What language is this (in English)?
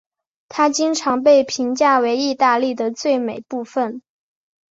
Chinese